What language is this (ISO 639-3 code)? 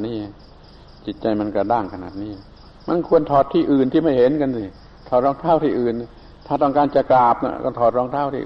tha